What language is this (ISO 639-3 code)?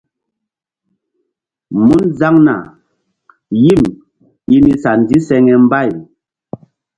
mdd